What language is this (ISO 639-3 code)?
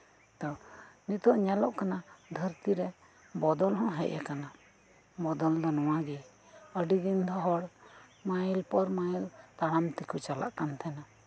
sat